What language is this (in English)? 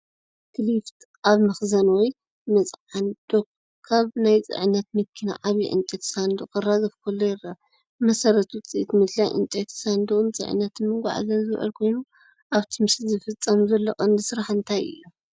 Tigrinya